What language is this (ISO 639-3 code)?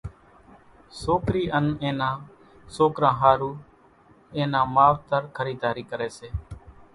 gjk